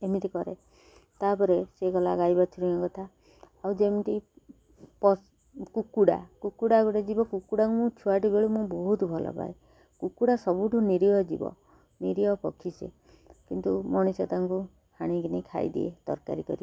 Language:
Odia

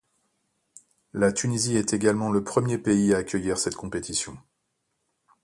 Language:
French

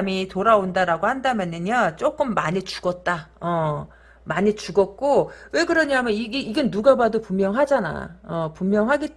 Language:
Korean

